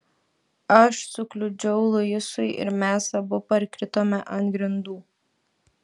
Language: Lithuanian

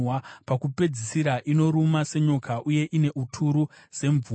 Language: Shona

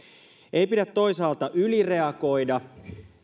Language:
Finnish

